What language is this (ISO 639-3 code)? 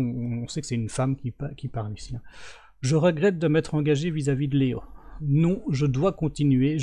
fra